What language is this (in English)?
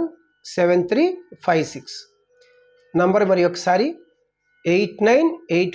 Telugu